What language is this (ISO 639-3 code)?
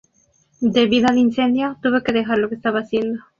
spa